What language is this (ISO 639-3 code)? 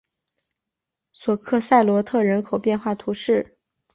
zho